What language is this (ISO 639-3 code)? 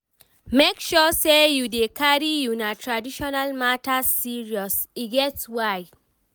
pcm